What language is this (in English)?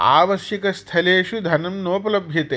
Sanskrit